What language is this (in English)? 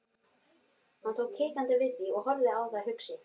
Icelandic